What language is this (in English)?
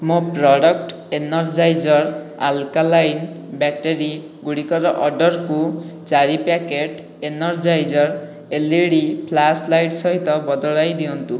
Odia